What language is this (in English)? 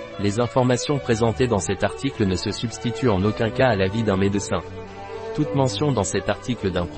French